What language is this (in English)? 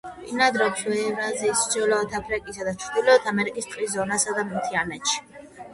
Georgian